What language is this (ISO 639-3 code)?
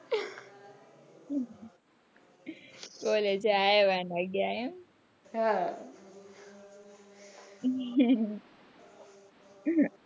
guj